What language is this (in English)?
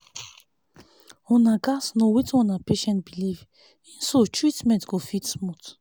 Nigerian Pidgin